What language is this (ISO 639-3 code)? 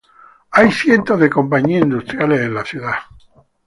spa